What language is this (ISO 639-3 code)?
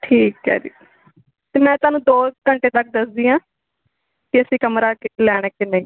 pan